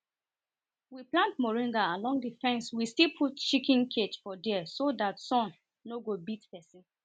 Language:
Nigerian Pidgin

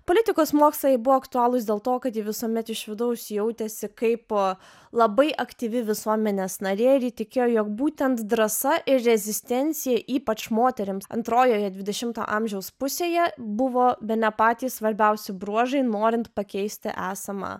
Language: Lithuanian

